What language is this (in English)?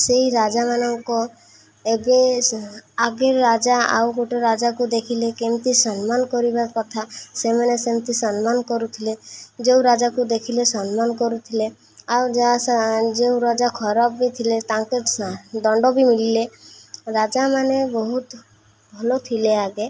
Odia